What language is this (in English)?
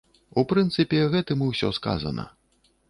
Belarusian